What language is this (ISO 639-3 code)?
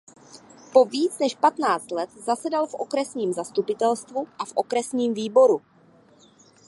ces